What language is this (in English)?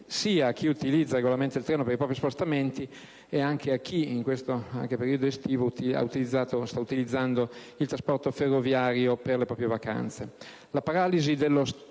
Italian